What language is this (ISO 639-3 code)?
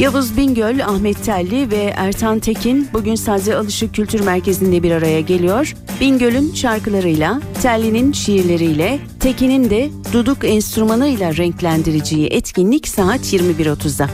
tur